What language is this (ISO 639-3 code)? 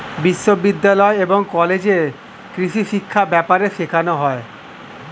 ben